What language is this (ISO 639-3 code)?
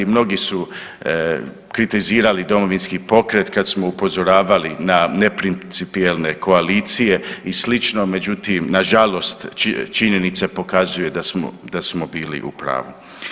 hrv